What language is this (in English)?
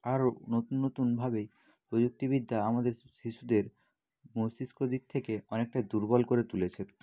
Bangla